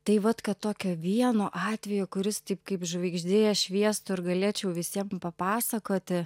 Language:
Lithuanian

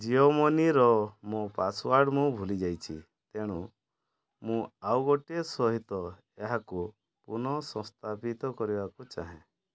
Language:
Odia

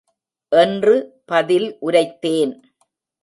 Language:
Tamil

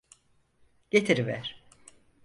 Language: Turkish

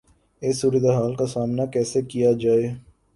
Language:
Urdu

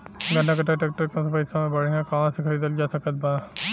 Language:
Bhojpuri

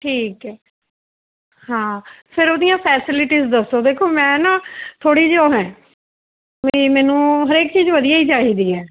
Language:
Punjabi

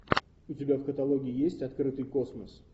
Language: Russian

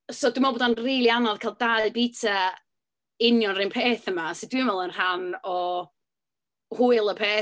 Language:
Welsh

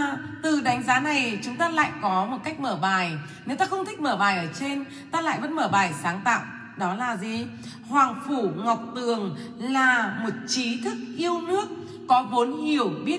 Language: Vietnamese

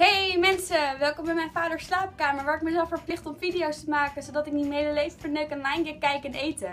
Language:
Dutch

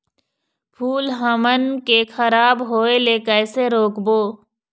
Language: Chhattisgarhi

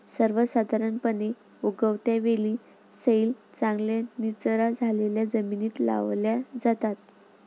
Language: Marathi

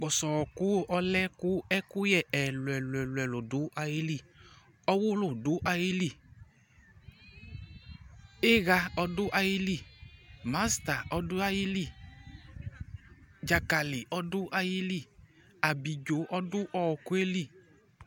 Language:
Ikposo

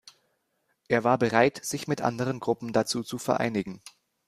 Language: German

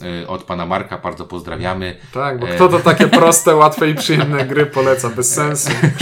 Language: Polish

